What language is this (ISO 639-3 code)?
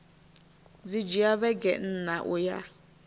ven